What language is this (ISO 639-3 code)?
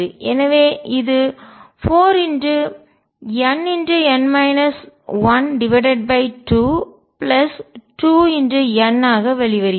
tam